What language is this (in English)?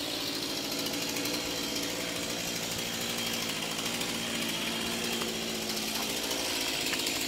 Polish